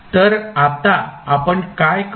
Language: Marathi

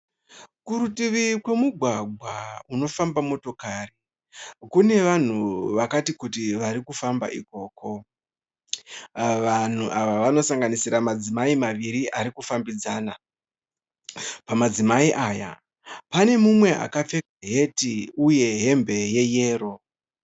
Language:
Shona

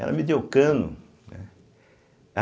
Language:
Portuguese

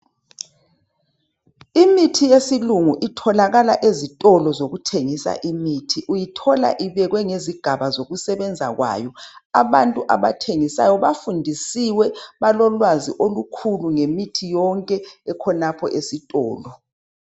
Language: North Ndebele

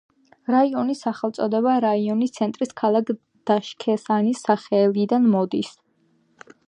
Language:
Georgian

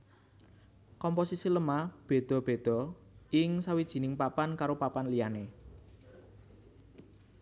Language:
Javanese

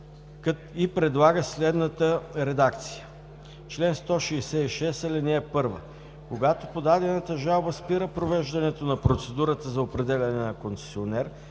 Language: Bulgarian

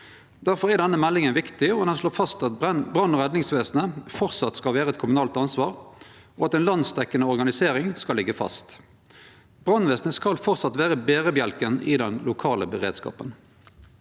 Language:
Norwegian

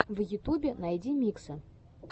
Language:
Russian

